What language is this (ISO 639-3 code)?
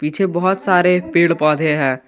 hin